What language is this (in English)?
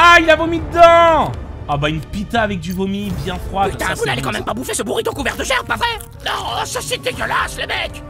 French